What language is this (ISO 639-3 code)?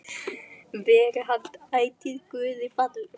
isl